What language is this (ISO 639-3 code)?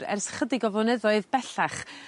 cym